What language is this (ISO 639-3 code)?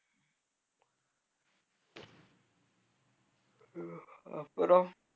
tam